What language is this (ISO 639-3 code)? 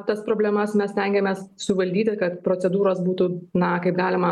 lit